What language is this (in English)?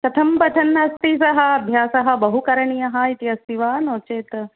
Sanskrit